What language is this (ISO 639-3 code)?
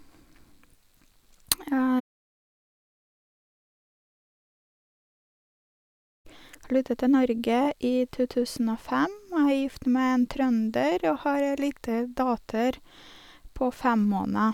nor